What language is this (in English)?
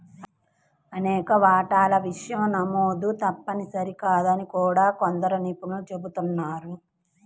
Telugu